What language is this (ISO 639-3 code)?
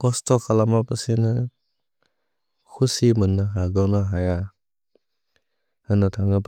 brx